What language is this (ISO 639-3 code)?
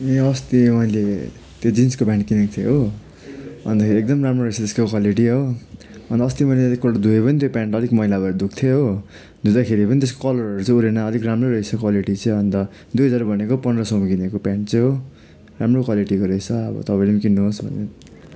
nep